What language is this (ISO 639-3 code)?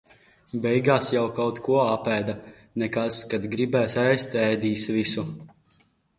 lav